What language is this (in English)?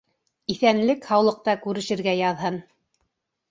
Bashkir